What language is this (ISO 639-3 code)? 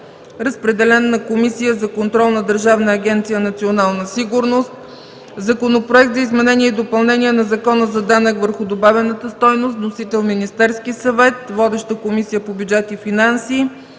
bul